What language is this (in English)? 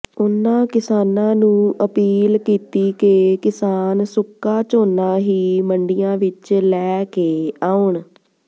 Punjabi